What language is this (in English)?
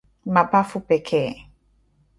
Swahili